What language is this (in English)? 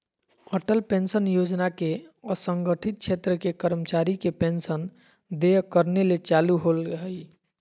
Magahi